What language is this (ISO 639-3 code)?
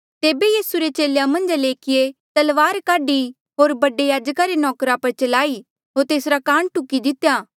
mjl